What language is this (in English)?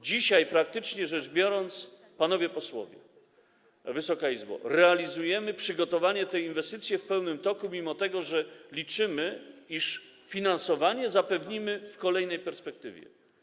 Polish